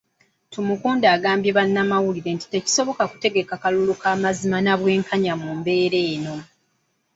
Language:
Ganda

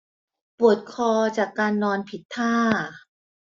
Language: Thai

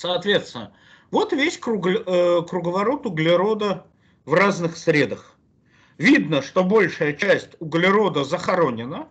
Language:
Russian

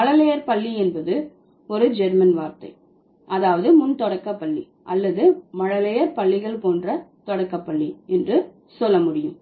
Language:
Tamil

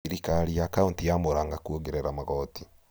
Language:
Kikuyu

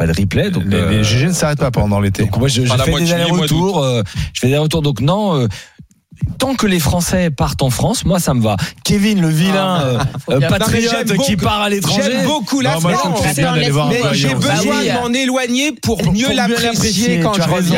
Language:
French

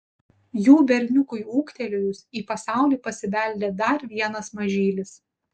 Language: Lithuanian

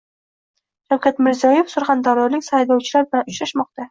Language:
Uzbek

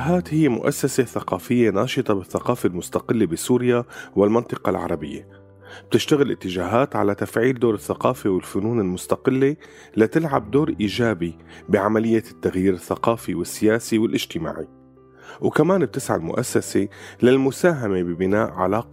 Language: Arabic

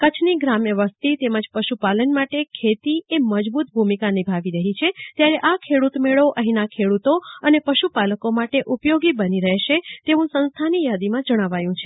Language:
Gujarati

